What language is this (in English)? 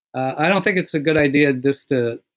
English